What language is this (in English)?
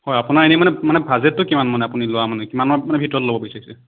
Assamese